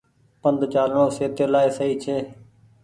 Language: Goaria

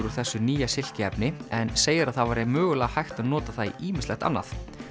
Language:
Icelandic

